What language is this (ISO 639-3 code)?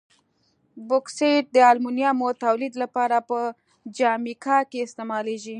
pus